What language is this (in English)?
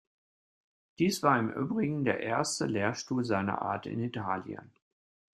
German